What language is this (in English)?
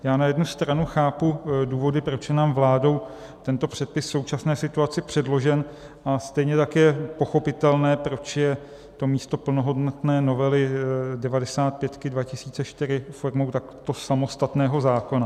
Czech